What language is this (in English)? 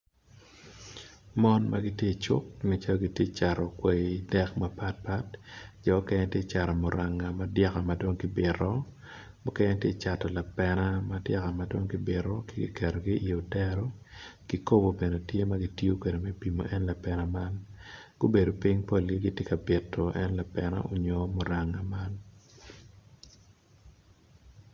Acoli